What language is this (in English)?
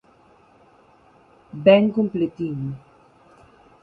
Galician